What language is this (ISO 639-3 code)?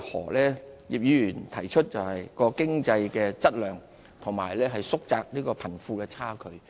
yue